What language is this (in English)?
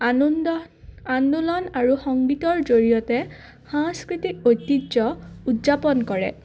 Assamese